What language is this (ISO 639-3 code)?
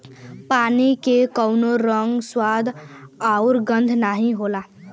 bho